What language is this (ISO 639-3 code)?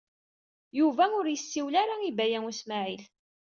kab